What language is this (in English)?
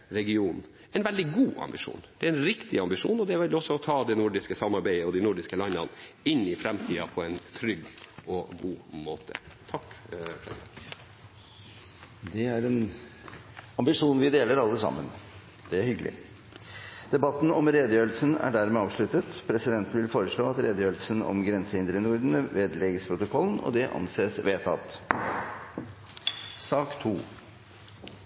Norwegian Bokmål